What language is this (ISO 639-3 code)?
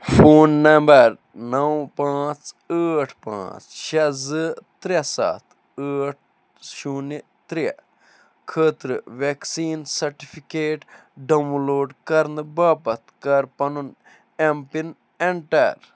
kas